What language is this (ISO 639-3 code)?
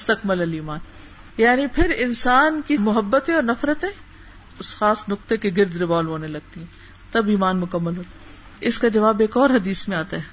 urd